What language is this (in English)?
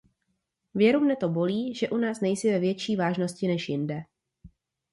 Czech